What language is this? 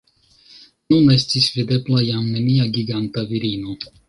Esperanto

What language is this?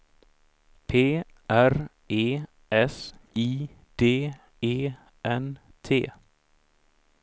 Swedish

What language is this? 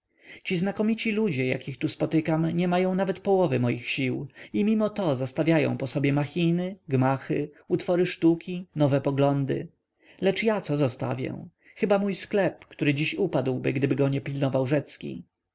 Polish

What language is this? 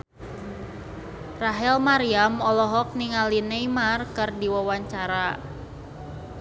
Sundanese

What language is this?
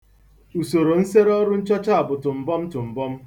Igbo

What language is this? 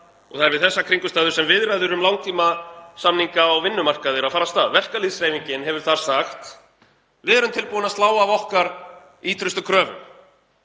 Icelandic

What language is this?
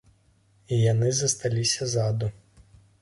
Belarusian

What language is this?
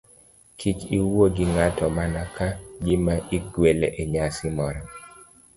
Luo (Kenya and Tanzania)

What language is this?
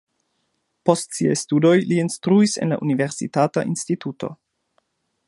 Esperanto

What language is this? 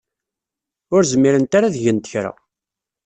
Kabyle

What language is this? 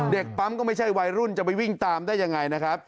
Thai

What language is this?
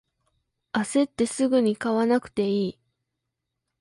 Japanese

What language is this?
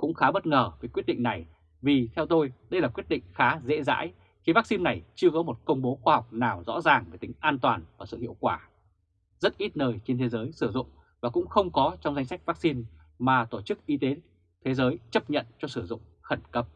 Vietnamese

